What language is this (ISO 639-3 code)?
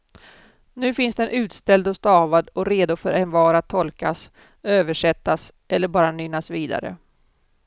swe